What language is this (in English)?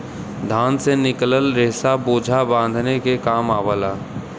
Bhojpuri